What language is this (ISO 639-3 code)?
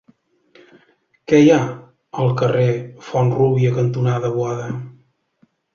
cat